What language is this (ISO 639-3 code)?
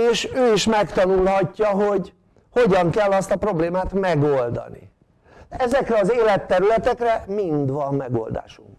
hun